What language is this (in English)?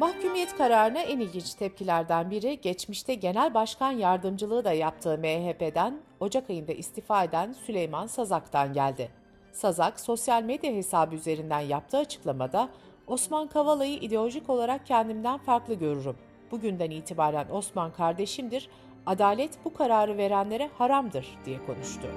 Turkish